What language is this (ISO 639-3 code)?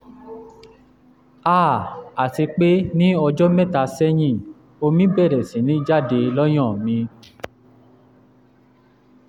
yor